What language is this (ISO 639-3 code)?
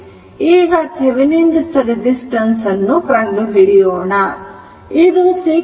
kan